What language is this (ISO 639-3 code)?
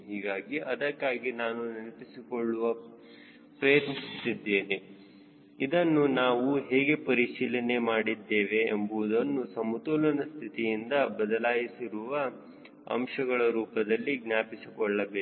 kan